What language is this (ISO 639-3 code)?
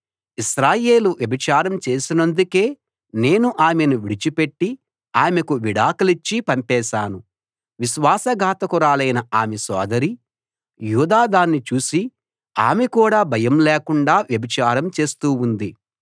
tel